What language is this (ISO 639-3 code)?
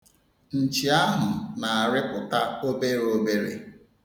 ibo